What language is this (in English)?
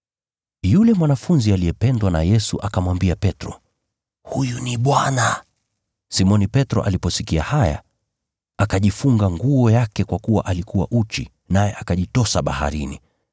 Swahili